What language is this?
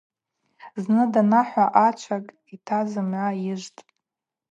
Abaza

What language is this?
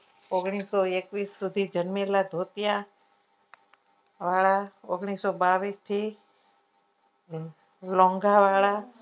Gujarati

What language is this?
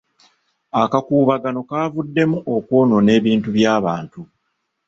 Ganda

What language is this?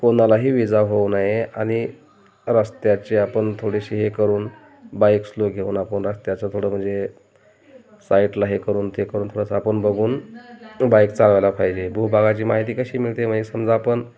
Marathi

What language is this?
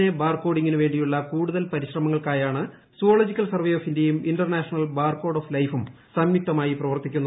Malayalam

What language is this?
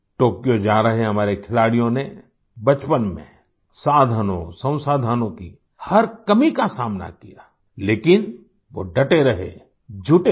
Hindi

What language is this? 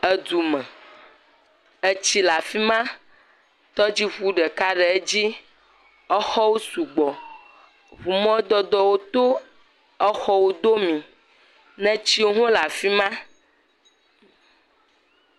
Ewe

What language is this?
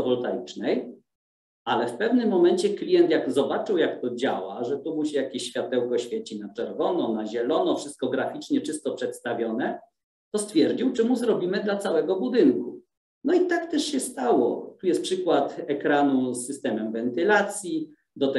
Polish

